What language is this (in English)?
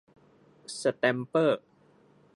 Thai